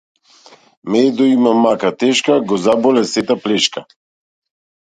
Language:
Macedonian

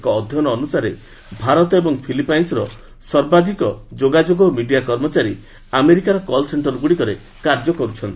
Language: Odia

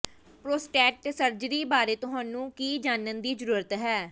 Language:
Punjabi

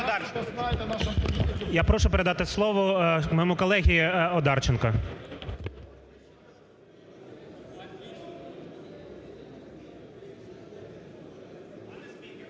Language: Ukrainian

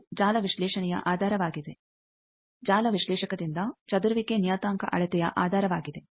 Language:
Kannada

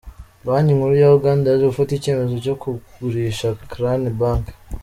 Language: Kinyarwanda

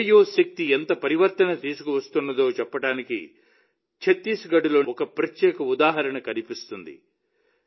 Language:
Telugu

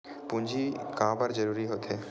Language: Chhattisgarhi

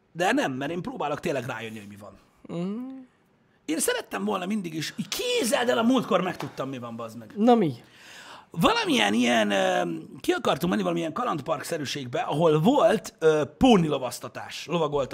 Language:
Hungarian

